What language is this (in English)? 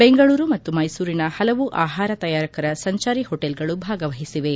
Kannada